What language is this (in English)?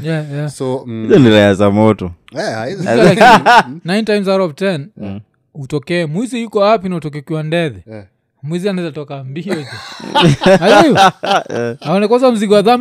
Swahili